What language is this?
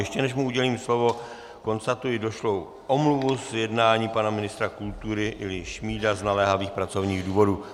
Czech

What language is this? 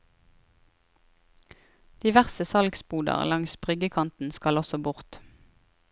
Norwegian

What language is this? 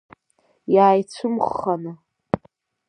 Abkhazian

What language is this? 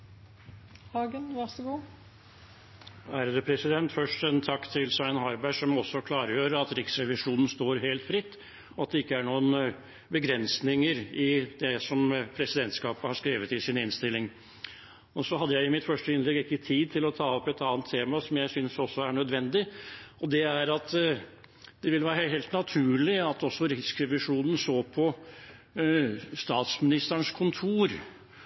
Norwegian Bokmål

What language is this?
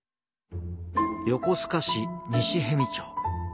Japanese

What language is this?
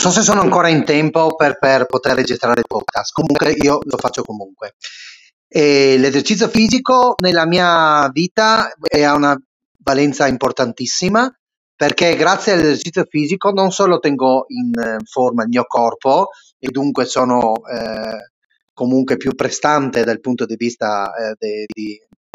Italian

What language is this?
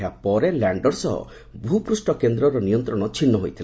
Odia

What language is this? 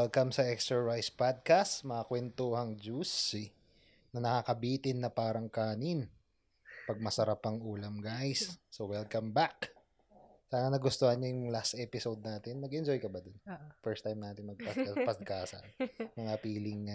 Filipino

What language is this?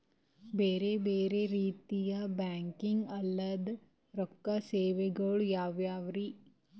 Kannada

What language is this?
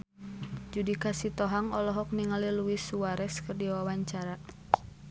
Sundanese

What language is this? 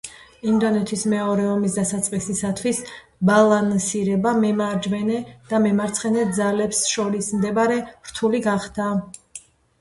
Georgian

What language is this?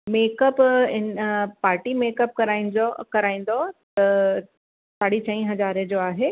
Sindhi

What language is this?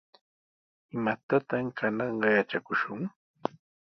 Sihuas Ancash Quechua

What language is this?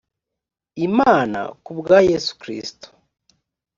Kinyarwanda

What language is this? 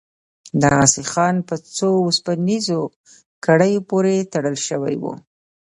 Pashto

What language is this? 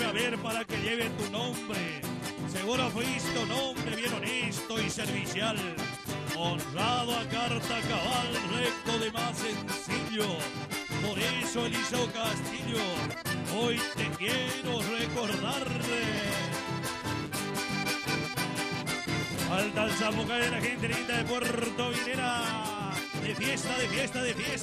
Spanish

